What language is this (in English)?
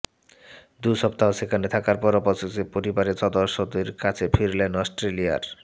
Bangla